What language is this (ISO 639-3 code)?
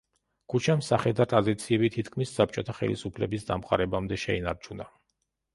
kat